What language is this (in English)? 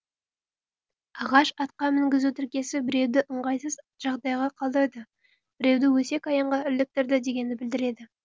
Kazakh